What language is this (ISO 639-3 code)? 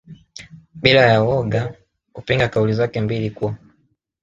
swa